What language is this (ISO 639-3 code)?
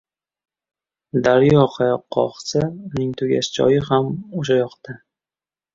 uzb